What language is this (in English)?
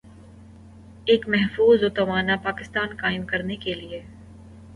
Urdu